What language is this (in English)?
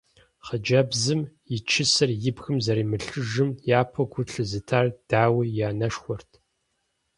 Kabardian